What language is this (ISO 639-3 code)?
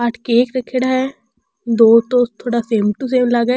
raj